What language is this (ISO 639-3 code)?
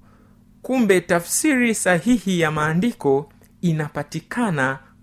swa